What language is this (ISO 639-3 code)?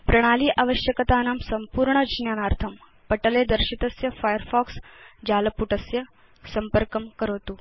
san